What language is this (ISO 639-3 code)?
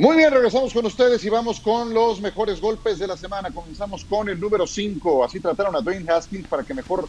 spa